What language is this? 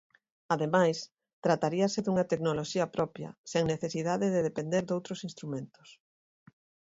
Galician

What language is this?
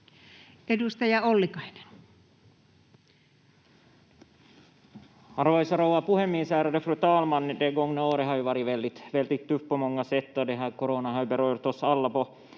Finnish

